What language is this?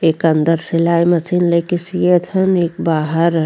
Bhojpuri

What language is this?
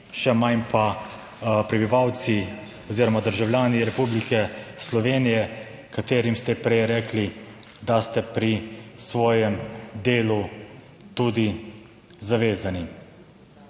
Slovenian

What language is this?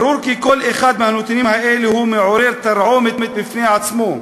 Hebrew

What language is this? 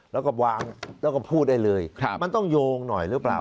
Thai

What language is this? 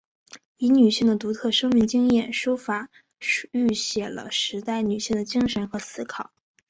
Chinese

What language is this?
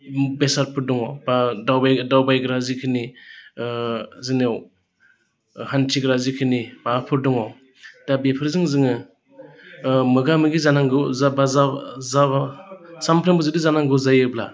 Bodo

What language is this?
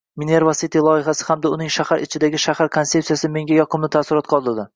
Uzbek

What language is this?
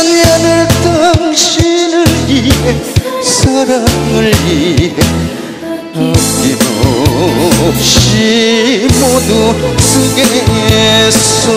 Korean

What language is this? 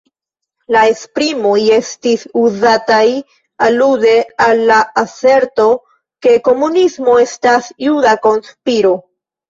Esperanto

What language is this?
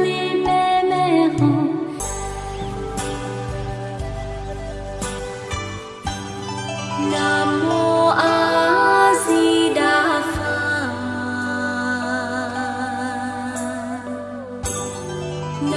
Indonesian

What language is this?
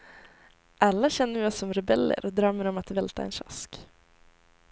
Swedish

